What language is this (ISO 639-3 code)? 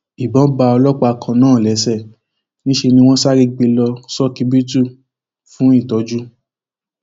yor